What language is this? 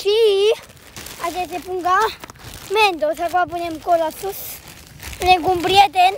Romanian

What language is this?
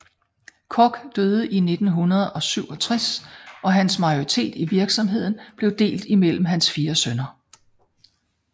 Danish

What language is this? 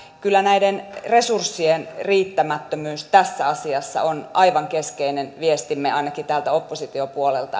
Finnish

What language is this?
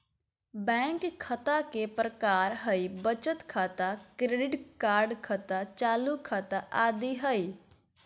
Magahi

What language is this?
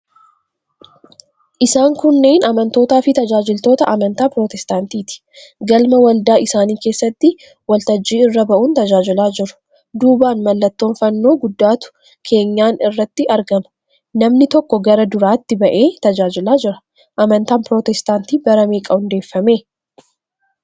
Oromo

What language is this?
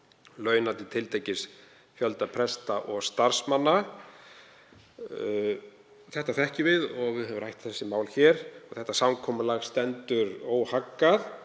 Icelandic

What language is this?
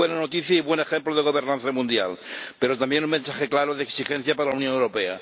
Spanish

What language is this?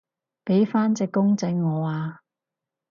Cantonese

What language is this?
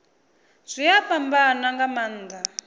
Venda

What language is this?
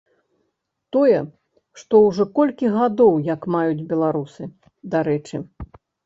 Belarusian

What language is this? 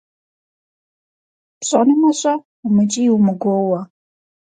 Kabardian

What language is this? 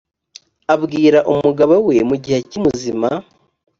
Kinyarwanda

